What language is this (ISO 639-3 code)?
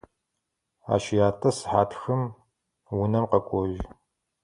ady